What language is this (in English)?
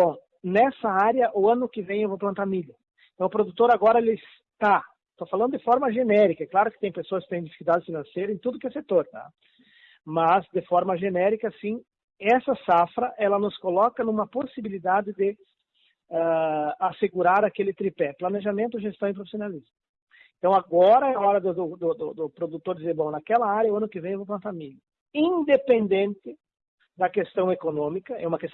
Portuguese